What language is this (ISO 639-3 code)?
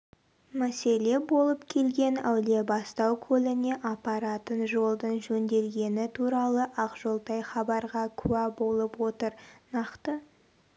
kaz